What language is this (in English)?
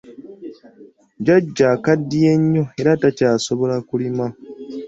Ganda